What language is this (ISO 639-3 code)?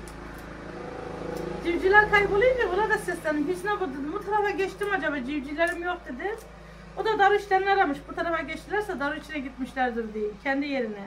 tur